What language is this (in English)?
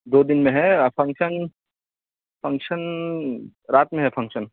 Urdu